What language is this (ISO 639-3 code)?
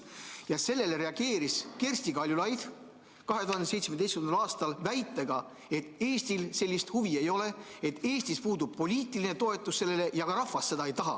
est